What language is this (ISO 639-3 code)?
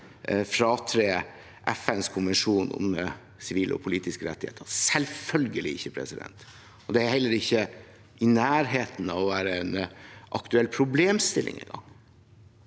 nor